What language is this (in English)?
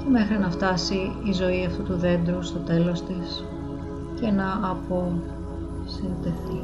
Greek